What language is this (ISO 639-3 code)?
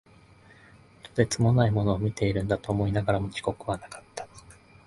jpn